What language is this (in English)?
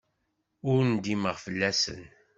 Kabyle